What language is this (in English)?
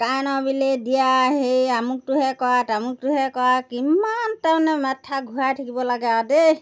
Assamese